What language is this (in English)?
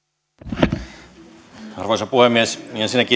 Finnish